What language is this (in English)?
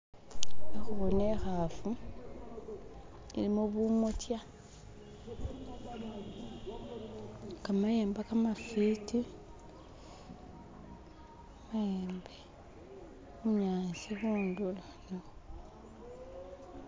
Masaaba